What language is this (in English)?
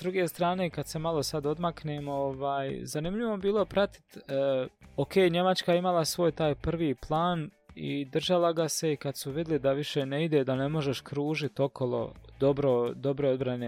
Croatian